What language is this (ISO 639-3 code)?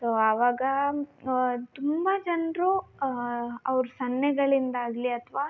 kan